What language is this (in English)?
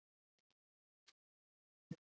Icelandic